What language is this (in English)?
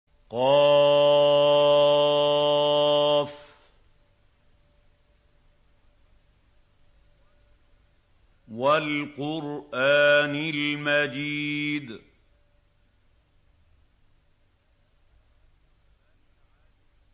Arabic